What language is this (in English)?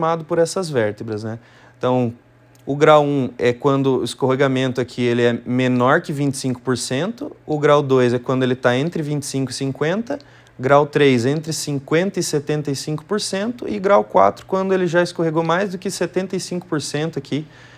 Portuguese